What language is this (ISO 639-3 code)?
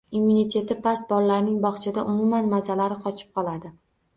uzb